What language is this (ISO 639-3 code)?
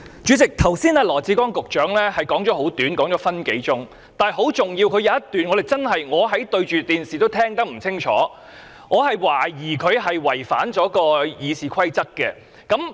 yue